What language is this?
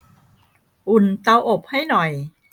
Thai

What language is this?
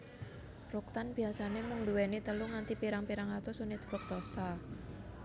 Javanese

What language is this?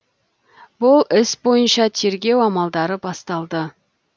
Kazakh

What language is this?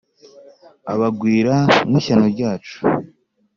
Kinyarwanda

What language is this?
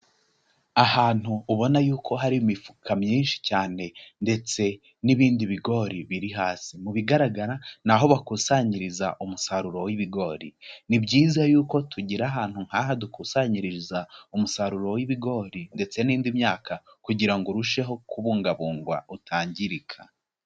Kinyarwanda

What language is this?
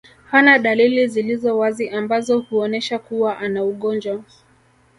Swahili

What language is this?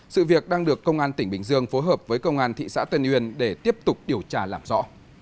Vietnamese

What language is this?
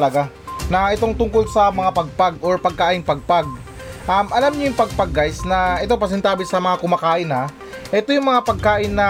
Filipino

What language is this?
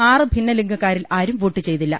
Malayalam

